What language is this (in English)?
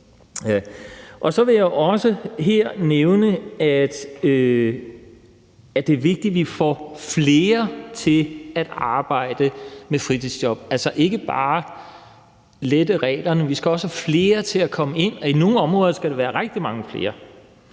Danish